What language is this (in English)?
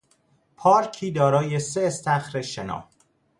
Persian